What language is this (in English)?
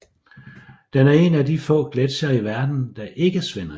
Danish